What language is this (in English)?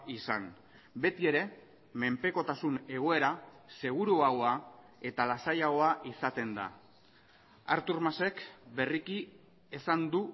Basque